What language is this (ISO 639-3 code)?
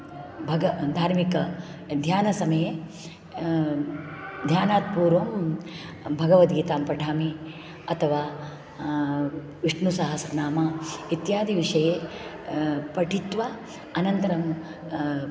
san